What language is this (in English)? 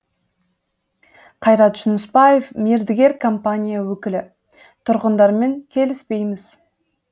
Kazakh